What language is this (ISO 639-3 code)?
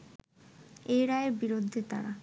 ben